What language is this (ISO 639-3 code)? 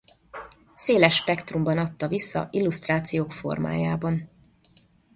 hun